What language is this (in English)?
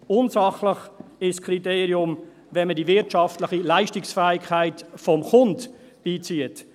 Swiss German